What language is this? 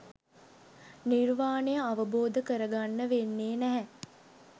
Sinhala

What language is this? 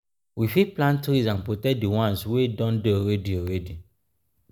Nigerian Pidgin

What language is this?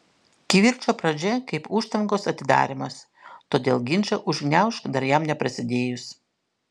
Lithuanian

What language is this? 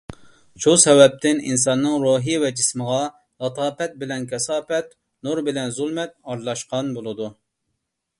Uyghur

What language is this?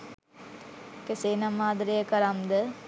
Sinhala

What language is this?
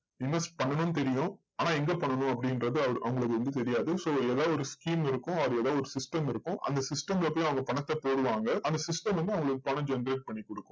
Tamil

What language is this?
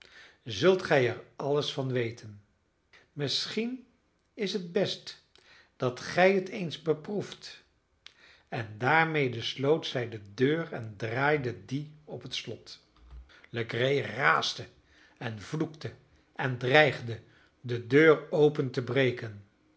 Dutch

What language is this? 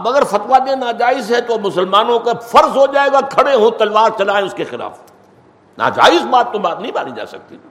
Urdu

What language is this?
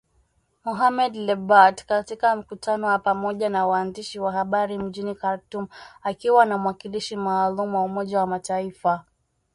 Swahili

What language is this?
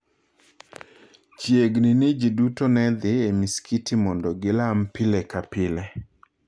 Luo (Kenya and Tanzania)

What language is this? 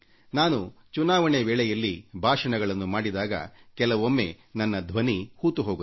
Kannada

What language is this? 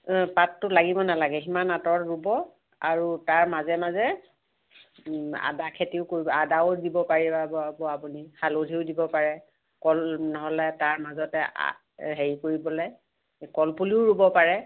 Assamese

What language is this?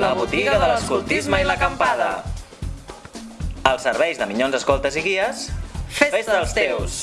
Spanish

